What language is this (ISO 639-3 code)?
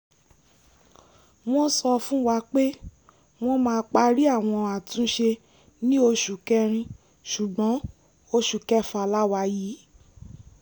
yor